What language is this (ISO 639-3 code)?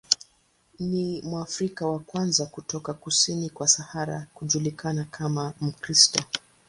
swa